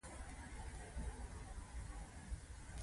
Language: Pashto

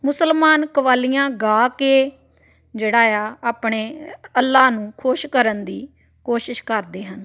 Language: Punjabi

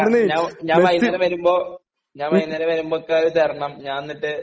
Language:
Malayalam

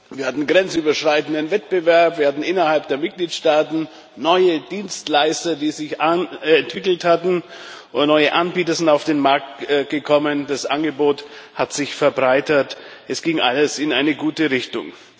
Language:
German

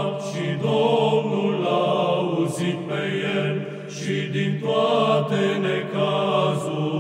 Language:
Romanian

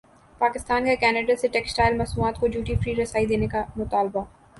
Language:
Urdu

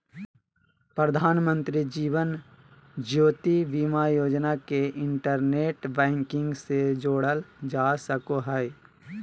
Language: Magahi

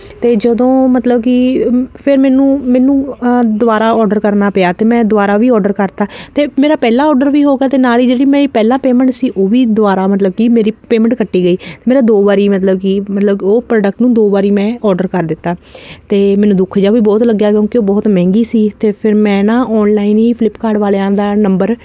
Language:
Punjabi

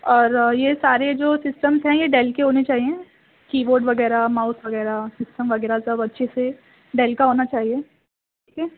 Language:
Urdu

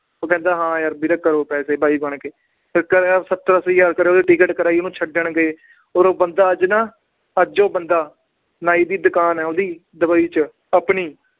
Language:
Punjabi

